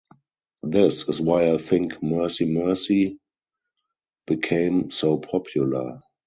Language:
English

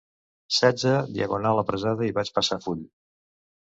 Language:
Catalan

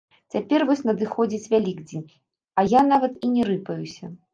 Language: Belarusian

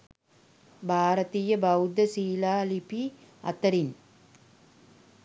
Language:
Sinhala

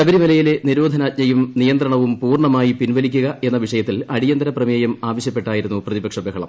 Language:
Malayalam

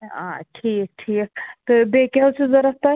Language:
Kashmiri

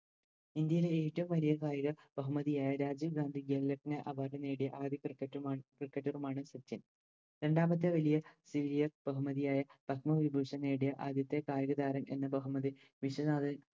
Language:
Malayalam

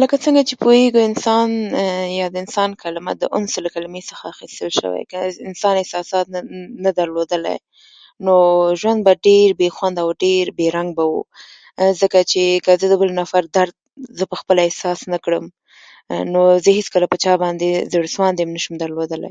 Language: Pashto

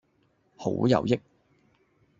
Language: Cantonese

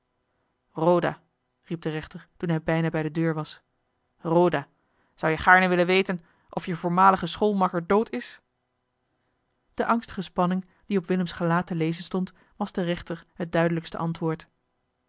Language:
Dutch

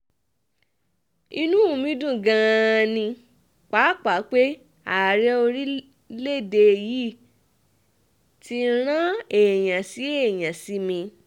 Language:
Yoruba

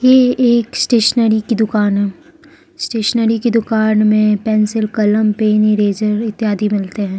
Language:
Hindi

